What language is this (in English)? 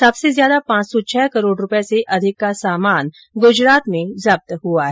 Hindi